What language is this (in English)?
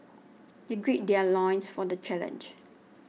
English